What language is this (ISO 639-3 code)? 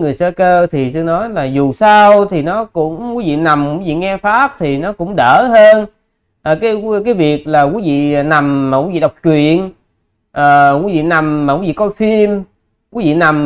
vie